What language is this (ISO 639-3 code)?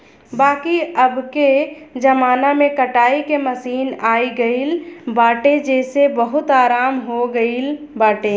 bho